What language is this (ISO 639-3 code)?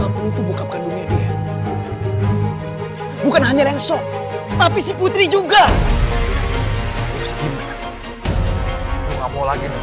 ind